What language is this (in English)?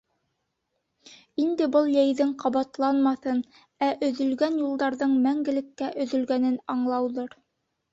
Bashkir